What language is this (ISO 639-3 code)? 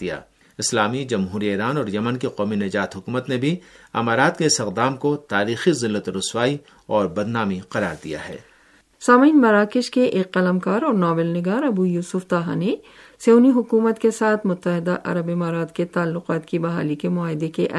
urd